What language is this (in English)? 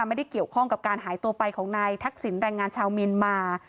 Thai